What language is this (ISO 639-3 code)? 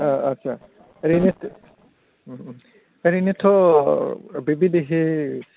brx